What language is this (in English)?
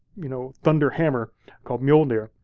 English